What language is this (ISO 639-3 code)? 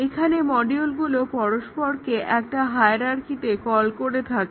ben